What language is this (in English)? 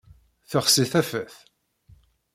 Kabyle